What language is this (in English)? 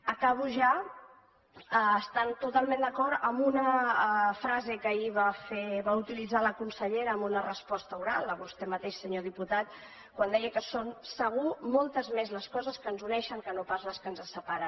Catalan